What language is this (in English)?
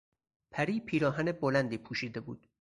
Persian